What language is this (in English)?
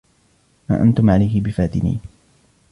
Arabic